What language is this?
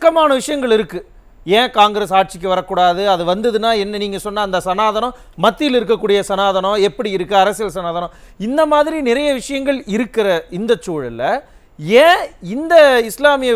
Korean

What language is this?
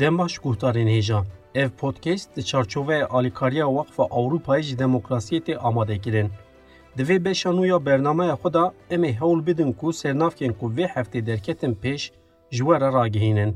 Turkish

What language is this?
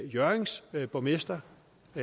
Danish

